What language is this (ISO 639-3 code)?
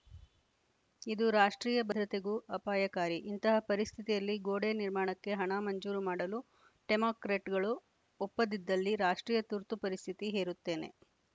kan